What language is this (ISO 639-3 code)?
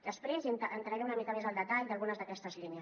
cat